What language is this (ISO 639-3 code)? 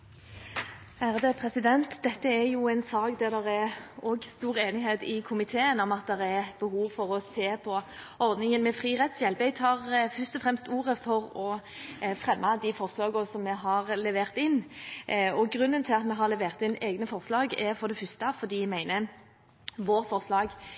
nob